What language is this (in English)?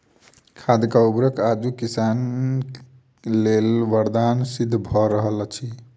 Maithili